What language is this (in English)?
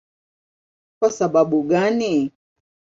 Swahili